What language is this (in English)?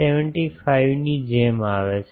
Gujarati